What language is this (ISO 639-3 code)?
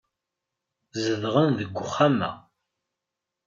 kab